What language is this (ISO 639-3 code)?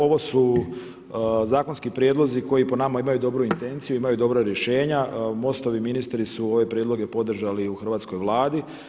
hrv